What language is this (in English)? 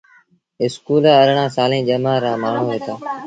Sindhi Bhil